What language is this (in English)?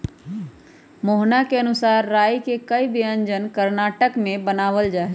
Magahi